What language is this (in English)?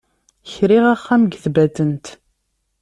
Kabyle